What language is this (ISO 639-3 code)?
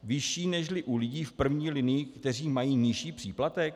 ces